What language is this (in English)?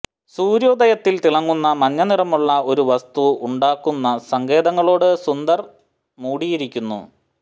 Malayalam